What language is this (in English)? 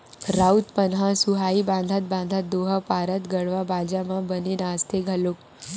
Chhattisgarhi